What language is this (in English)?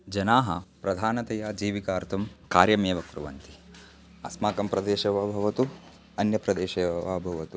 Sanskrit